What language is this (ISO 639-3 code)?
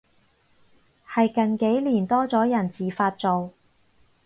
yue